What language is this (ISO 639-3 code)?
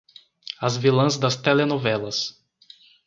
por